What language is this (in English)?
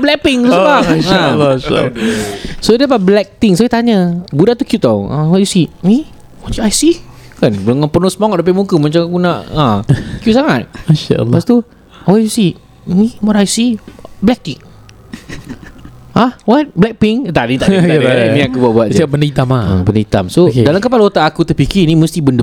Malay